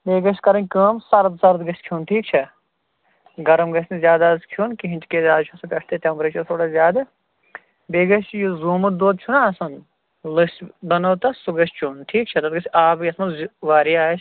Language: Kashmiri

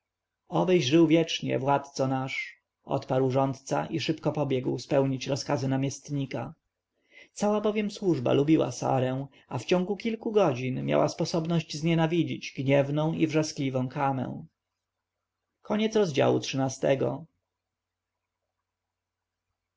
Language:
Polish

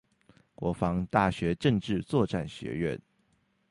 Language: Chinese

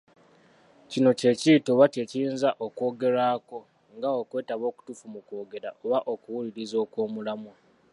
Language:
Ganda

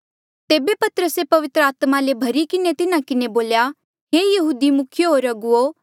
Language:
Mandeali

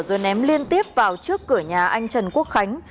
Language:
Vietnamese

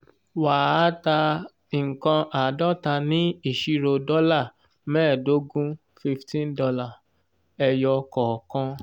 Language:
Yoruba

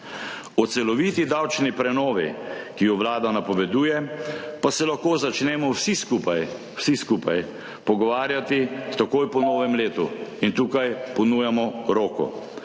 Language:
Slovenian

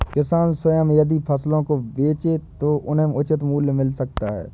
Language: Hindi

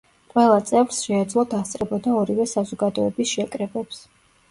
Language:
Georgian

